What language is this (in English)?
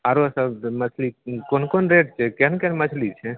Maithili